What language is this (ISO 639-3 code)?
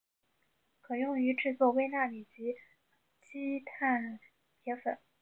zho